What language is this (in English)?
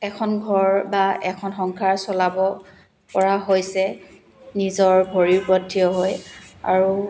Assamese